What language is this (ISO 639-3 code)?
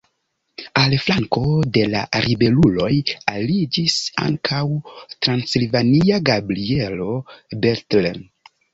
epo